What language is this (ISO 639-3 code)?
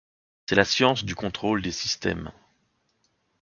fra